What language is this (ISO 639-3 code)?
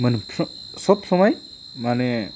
brx